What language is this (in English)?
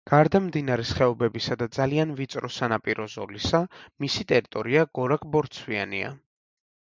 Georgian